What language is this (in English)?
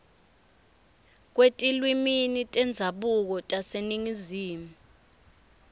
Swati